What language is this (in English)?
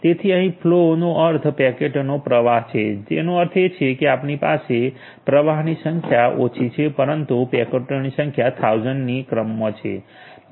Gujarati